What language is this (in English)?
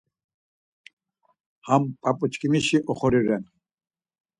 Laz